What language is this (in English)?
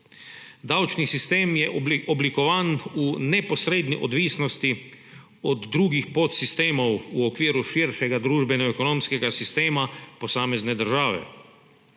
Slovenian